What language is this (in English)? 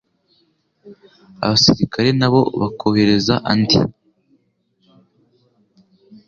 Kinyarwanda